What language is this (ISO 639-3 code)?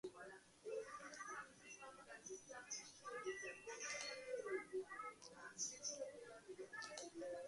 kat